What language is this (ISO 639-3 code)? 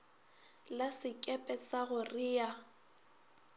nso